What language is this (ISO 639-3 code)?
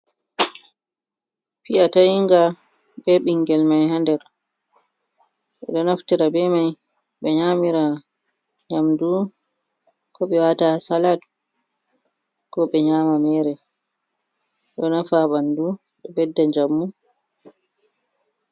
ful